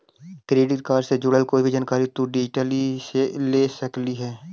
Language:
Magahi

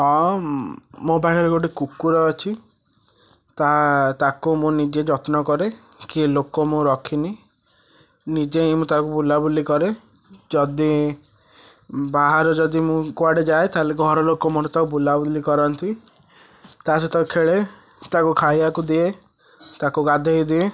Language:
Odia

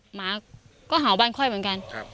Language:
Thai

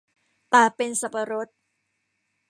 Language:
Thai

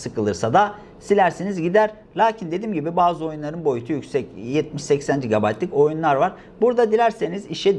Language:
Turkish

